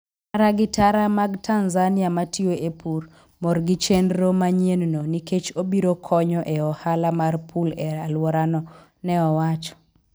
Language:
Luo (Kenya and Tanzania)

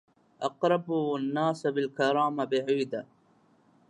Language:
Arabic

